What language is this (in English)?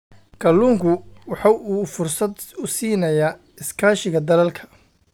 Somali